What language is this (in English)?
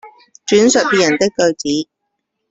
Chinese